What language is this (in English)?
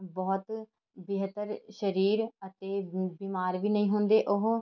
Punjabi